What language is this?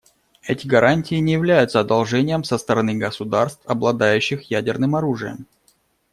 Russian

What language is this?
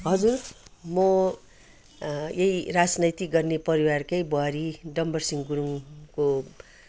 Nepali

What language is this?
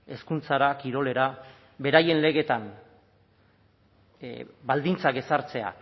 Basque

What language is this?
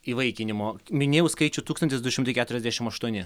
Lithuanian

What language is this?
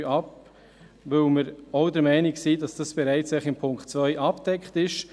Swiss German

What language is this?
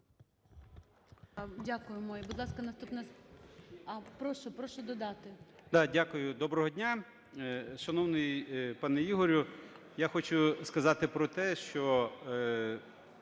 Ukrainian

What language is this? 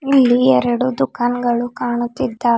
Kannada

